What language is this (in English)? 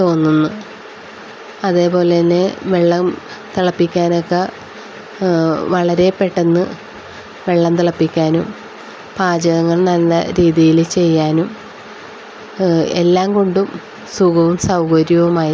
Malayalam